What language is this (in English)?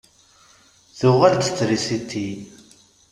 Kabyle